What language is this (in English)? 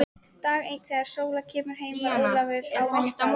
Icelandic